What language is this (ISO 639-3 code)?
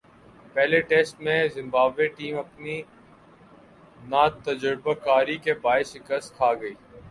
urd